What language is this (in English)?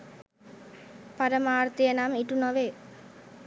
Sinhala